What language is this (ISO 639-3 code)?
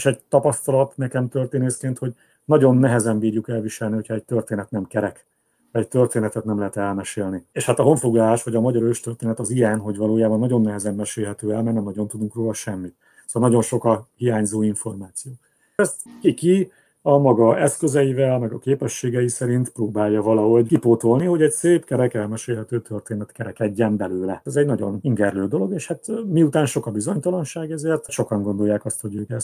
hun